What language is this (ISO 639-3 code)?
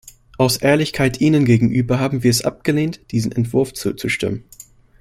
deu